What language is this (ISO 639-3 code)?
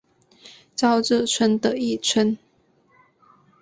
zho